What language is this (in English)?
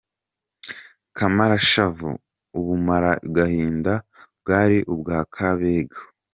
Kinyarwanda